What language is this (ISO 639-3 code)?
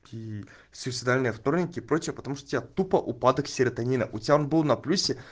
rus